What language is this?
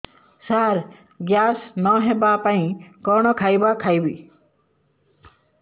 Odia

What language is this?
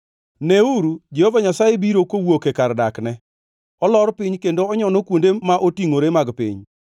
Luo (Kenya and Tanzania)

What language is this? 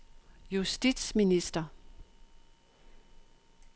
Danish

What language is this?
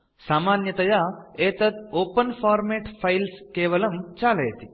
Sanskrit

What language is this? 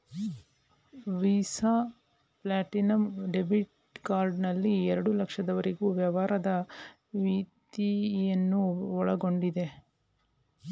Kannada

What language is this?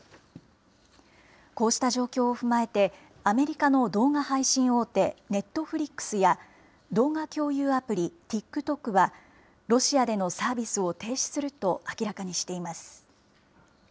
Japanese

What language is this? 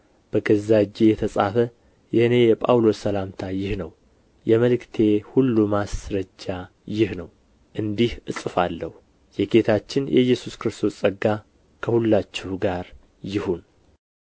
Amharic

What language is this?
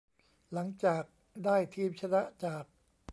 Thai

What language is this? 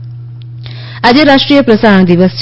Gujarati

